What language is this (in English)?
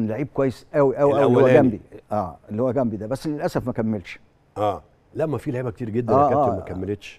Arabic